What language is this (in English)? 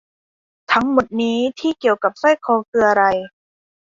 Thai